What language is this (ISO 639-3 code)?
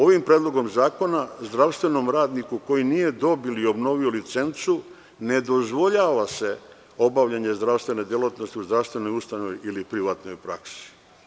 srp